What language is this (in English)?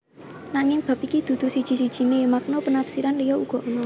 Javanese